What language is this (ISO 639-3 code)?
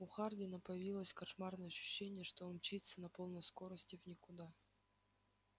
rus